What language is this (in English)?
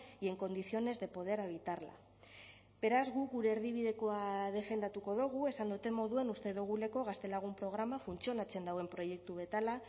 Basque